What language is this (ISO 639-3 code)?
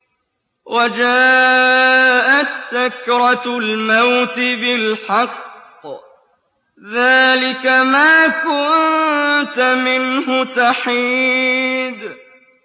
ara